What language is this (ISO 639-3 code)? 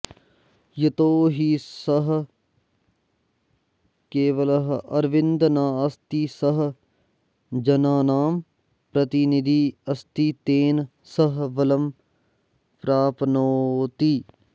san